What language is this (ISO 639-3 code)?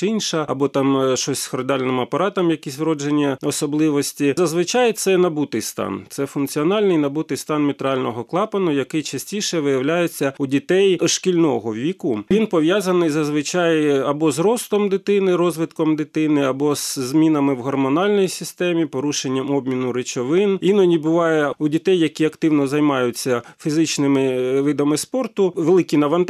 ukr